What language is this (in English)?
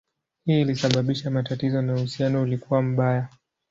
Swahili